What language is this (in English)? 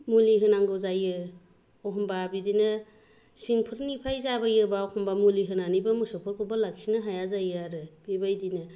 Bodo